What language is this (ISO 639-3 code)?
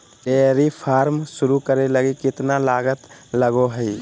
mag